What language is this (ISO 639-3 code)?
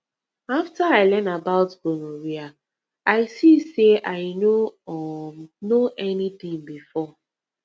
pcm